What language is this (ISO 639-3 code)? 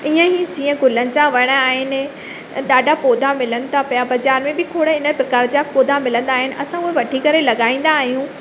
snd